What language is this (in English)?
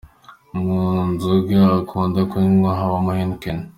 Kinyarwanda